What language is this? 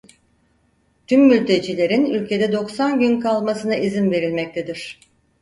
Turkish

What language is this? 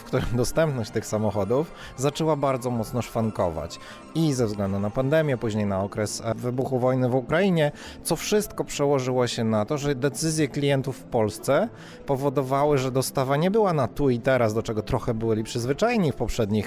Polish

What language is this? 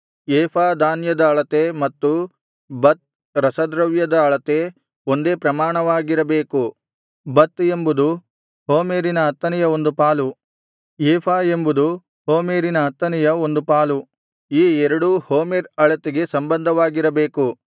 Kannada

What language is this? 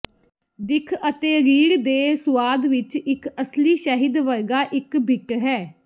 Punjabi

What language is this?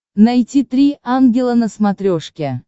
Russian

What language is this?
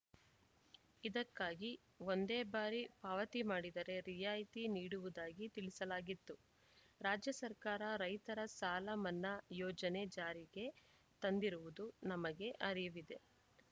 Kannada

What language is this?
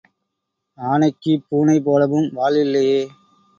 Tamil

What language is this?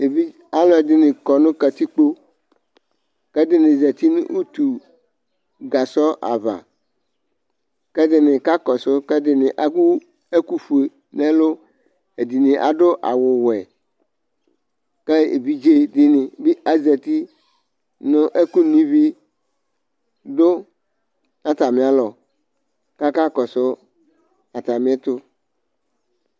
Ikposo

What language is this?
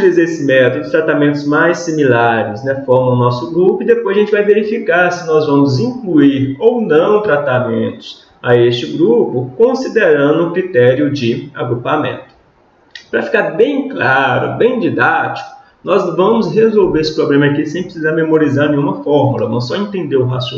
Portuguese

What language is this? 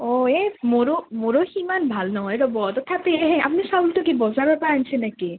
Assamese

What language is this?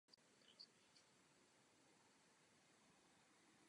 Czech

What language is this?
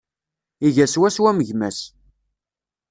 Kabyle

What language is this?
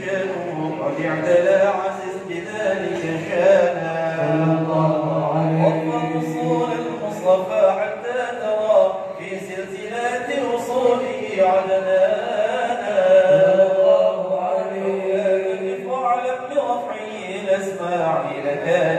Arabic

